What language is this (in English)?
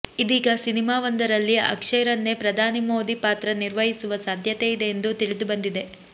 Kannada